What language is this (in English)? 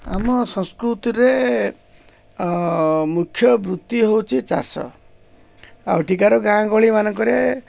Odia